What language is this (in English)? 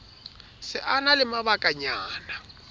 Southern Sotho